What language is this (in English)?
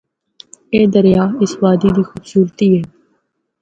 Northern Hindko